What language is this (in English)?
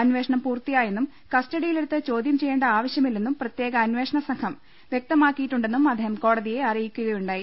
Malayalam